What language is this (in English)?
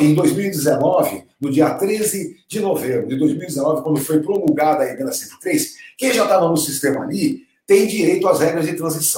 Portuguese